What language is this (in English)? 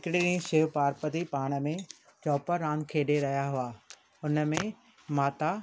Sindhi